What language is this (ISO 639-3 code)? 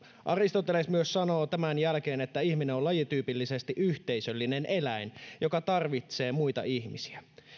fin